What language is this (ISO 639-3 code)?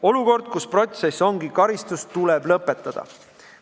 est